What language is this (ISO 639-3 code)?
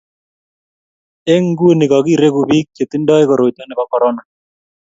kln